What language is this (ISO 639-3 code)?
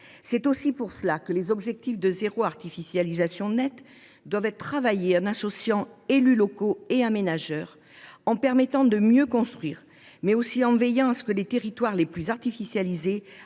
fra